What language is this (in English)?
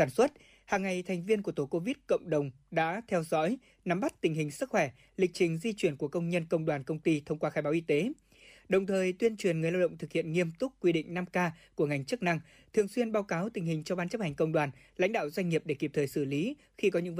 Vietnamese